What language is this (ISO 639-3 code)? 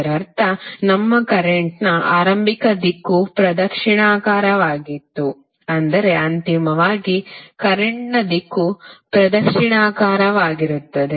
kan